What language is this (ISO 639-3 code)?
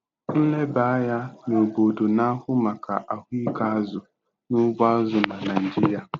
ibo